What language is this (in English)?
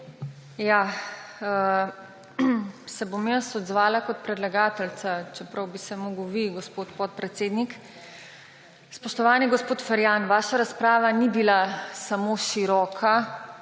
Slovenian